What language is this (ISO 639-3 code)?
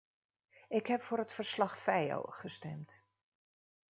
nld